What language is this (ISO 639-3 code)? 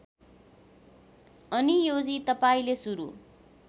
nep